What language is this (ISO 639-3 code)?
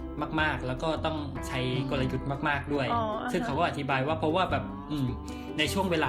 tha